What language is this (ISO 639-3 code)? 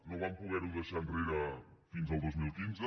cat